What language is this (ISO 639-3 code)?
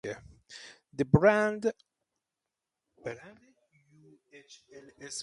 eng